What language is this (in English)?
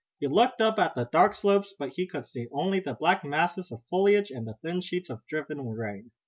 English